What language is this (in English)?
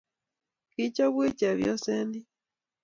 Kalenjin